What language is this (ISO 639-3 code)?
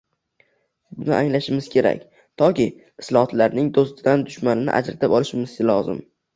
uzb